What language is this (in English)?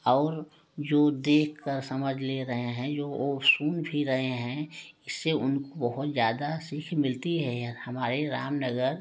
Hindi